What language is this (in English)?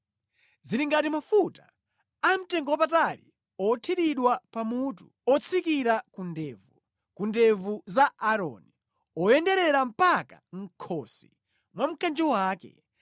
Nyanja